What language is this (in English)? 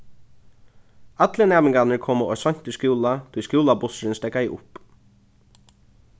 Faroese